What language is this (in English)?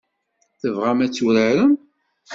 Kabyle